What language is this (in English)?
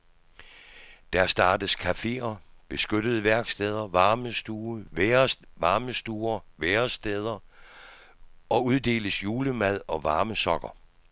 Danish